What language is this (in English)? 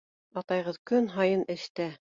Bashkir